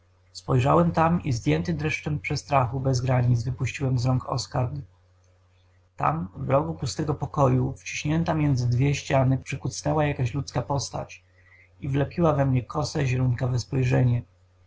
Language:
Polish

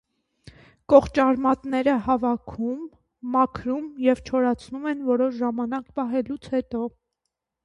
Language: Armenian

